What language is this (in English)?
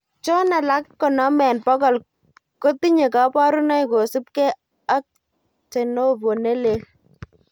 Kalenjin